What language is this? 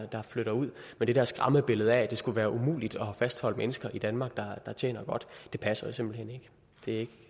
Danish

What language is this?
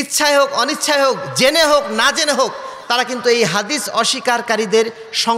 Arabic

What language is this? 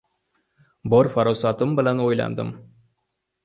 Uzbek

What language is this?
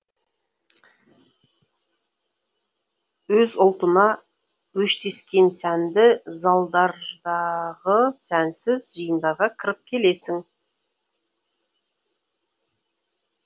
Kazakh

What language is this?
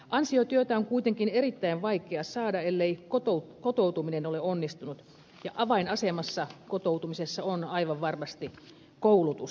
Finnish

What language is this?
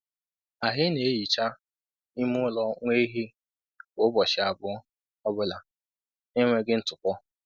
Igbo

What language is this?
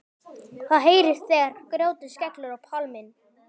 Icelandic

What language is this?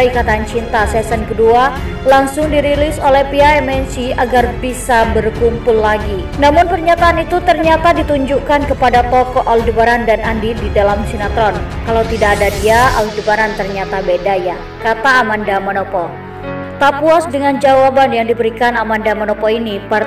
Indonesian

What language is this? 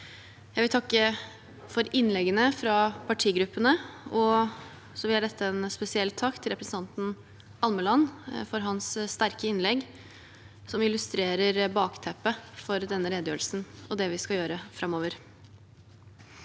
Norwegian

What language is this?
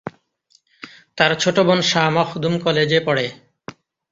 Bangla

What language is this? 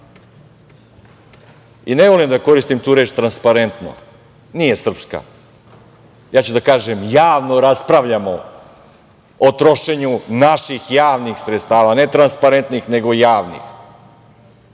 Serbian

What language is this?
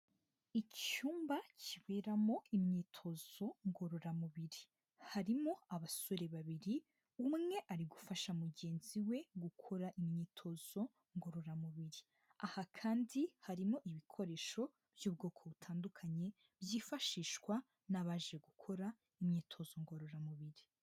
Kinyarwanda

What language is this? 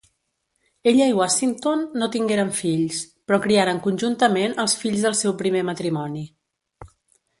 Catalan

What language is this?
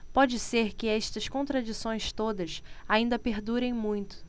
Portuguese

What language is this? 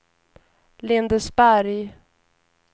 Swedish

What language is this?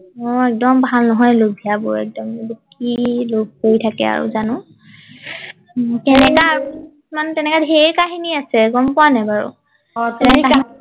Assamese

